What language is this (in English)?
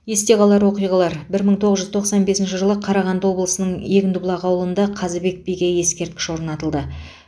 Kazakh